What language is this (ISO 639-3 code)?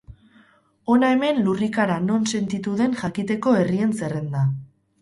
eus